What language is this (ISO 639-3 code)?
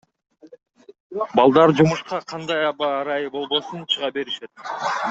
kir